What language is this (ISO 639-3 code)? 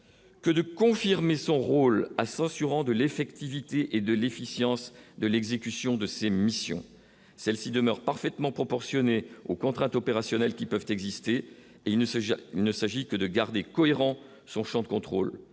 fra